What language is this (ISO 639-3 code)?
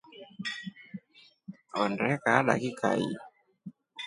rof